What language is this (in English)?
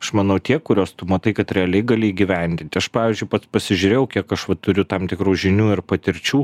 Lithuanian